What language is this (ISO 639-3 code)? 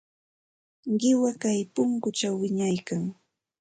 qxt